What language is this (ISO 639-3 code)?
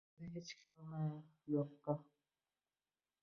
uzb